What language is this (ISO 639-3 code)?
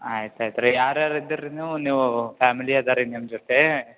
kan